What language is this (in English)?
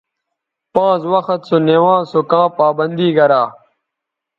Bateri